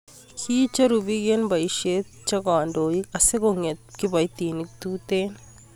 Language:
Kalenjin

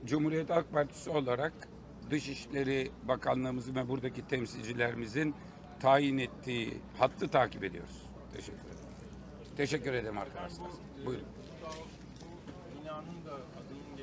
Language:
Turkish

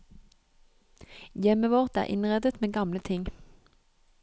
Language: Norwegian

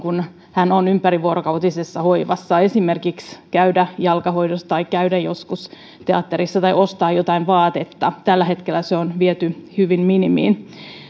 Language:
Finnish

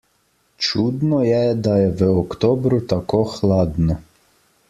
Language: Slovenian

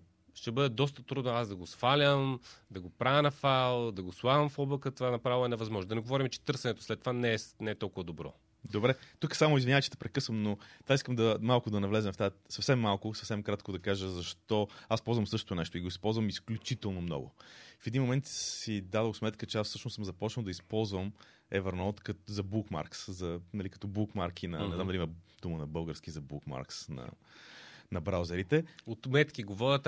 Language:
Bulgarian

